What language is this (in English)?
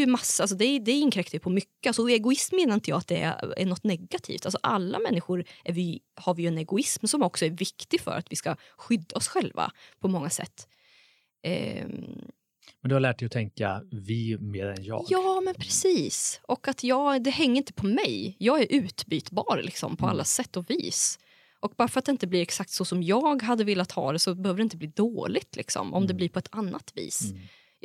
Swedish